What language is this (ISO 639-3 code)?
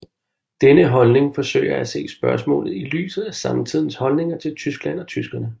dan